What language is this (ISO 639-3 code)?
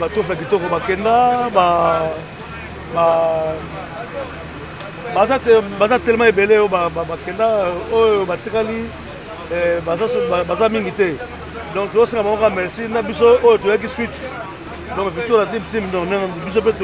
fra